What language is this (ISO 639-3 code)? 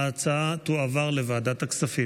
heb